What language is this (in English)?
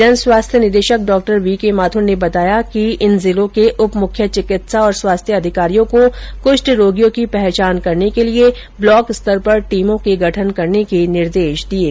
Hindi